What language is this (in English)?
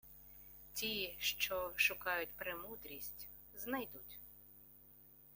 Ukrainian